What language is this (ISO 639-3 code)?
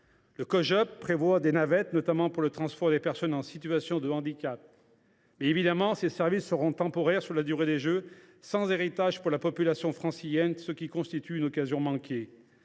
fra